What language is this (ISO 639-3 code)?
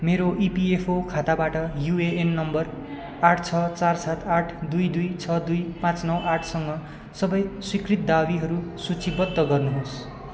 nep